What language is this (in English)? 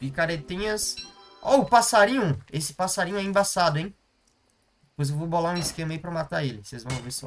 Portuguese